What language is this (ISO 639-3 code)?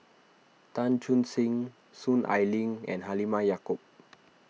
eng